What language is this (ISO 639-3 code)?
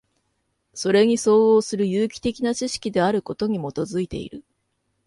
jpn